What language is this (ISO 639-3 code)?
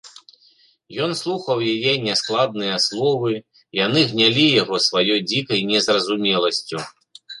bel